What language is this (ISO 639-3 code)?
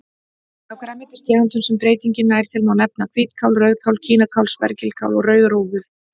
isl